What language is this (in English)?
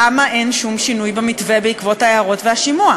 Hebrew